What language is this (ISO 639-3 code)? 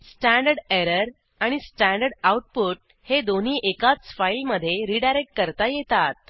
mar